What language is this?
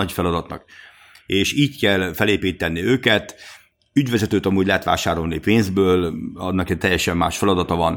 Hungarian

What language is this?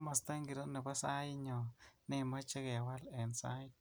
Kalenjin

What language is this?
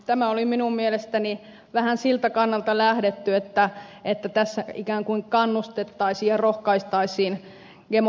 Finnish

